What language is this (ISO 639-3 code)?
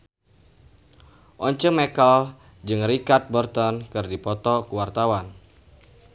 sun